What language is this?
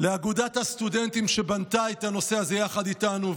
Hebrew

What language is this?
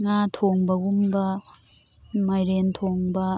Manipuri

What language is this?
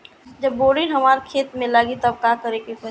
Bhojpuri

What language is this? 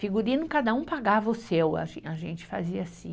Portuguese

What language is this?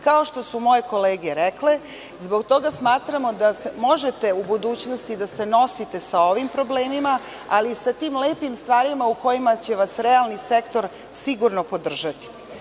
Serbian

